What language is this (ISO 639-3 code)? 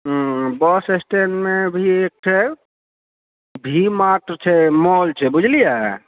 mai